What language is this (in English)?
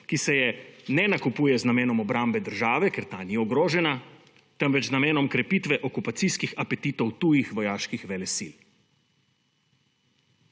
Slovenian